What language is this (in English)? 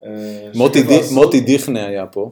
Hebrew